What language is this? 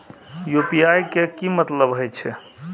Maithili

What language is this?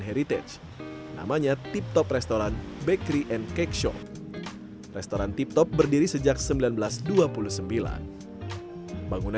Indonesian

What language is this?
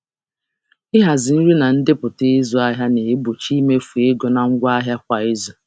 Igbo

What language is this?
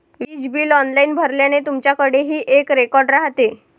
Marathi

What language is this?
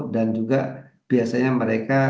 Indonesian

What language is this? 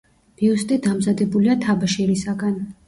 Georgian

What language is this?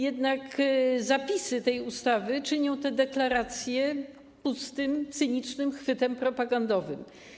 Polish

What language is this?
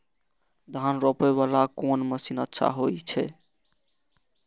Maithili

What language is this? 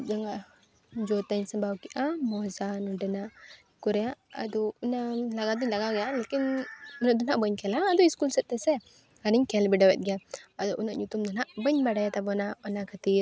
Santali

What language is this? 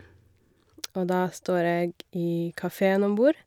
Norwegian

